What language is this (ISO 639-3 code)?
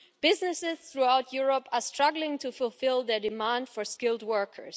eng